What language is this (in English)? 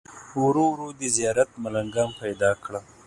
Pashto